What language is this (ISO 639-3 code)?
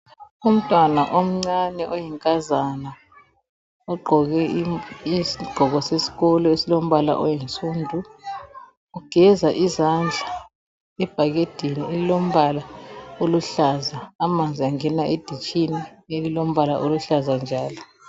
nde